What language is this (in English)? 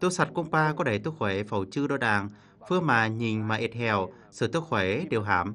Vietnamese